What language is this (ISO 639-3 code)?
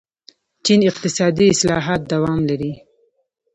pus